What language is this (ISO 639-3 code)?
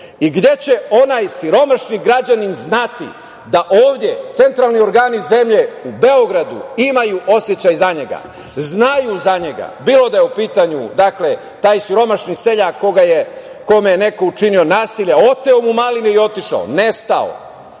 srp